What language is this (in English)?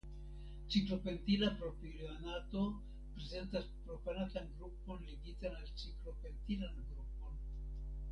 Esperanto